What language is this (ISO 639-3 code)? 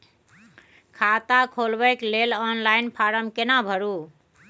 mai